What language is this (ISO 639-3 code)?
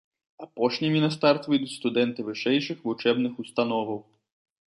bel